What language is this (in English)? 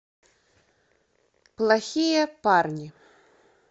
Russian